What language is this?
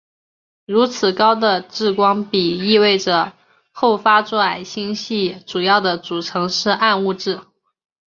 Chinese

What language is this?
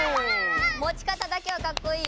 Japanese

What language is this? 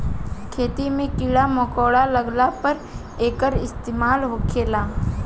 Bhojpuri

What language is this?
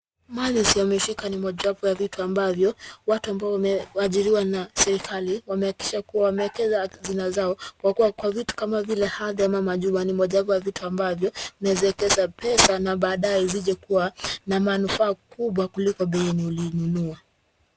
Swahili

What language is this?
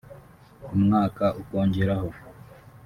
Kinyarwanda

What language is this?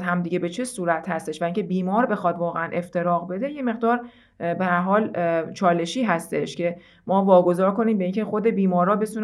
Persian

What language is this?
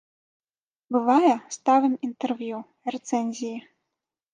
Belarusian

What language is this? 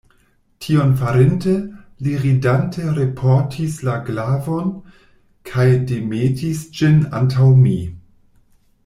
Esperanto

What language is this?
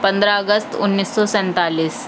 Urdu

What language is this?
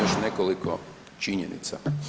Croatian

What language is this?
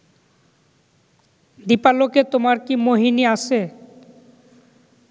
Bangla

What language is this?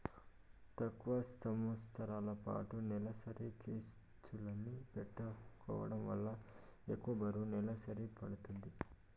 Telugu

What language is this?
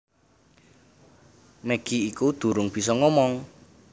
Javanese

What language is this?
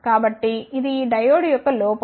Telugu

